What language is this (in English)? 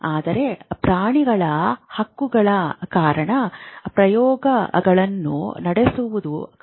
Kannada